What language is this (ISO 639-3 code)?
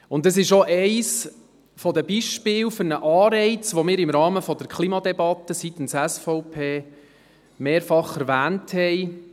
gsw